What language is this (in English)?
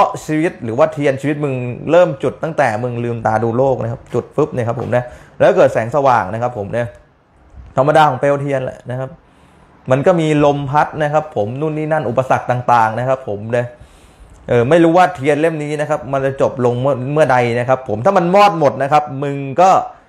Thai